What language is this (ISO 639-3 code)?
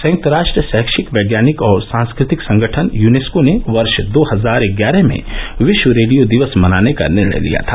hin